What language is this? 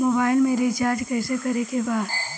Bhojpuri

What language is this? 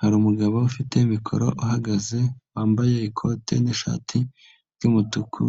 Kinyarwanda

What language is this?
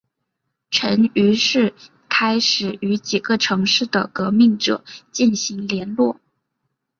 Chinese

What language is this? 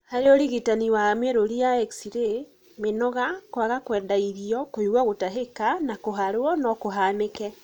Kikuyu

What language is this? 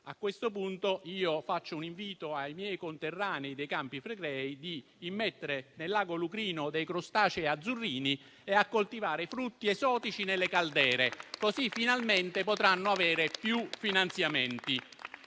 Italian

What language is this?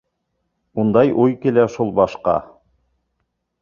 Bashkir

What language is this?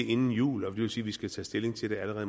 Danish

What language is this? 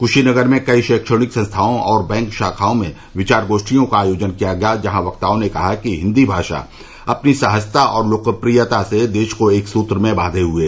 Hindi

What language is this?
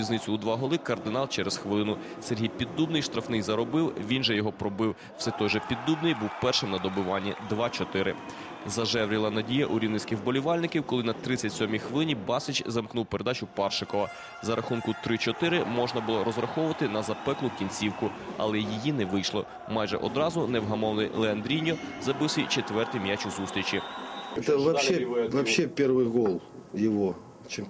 Ukrainian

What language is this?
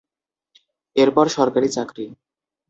Bangla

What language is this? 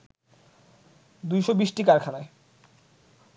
Bangla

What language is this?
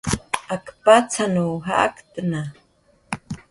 Jaqaru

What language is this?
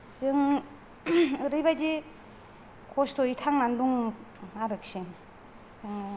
Bodo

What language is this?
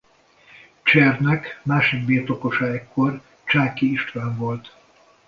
Hungarian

